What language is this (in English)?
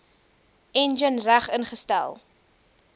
Afrikaans